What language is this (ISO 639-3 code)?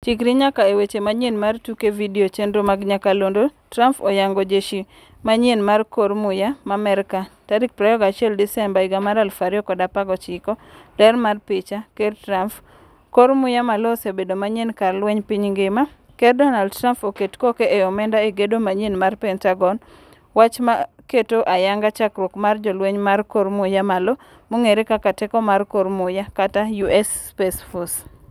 luo